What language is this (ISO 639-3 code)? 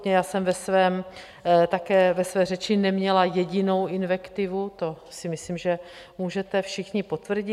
ces